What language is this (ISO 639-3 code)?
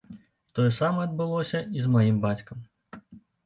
bel